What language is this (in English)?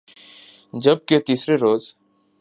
Urdu